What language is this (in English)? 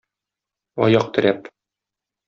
Tatar